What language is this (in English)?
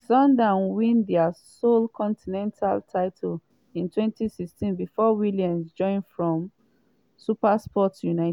Nigerian Pidgin